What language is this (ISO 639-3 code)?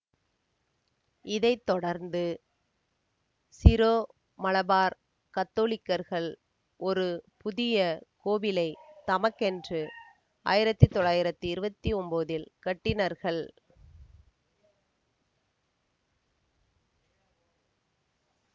tam